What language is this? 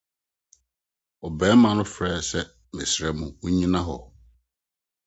Akan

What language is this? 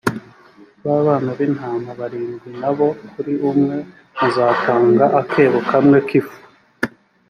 Kinyarwanda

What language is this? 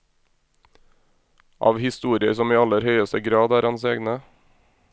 Norwegian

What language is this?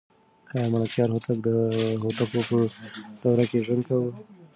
Pashto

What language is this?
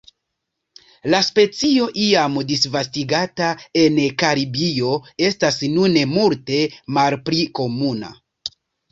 Esperanto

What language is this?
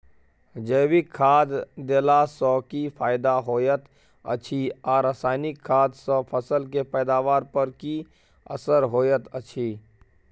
Maithili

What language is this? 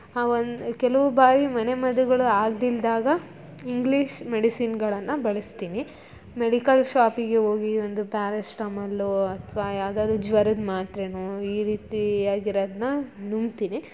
Kannada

